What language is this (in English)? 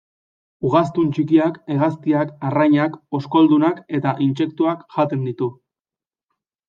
Basque